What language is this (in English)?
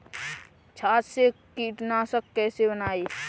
Hindi